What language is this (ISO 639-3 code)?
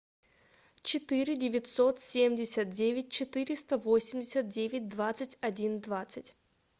rus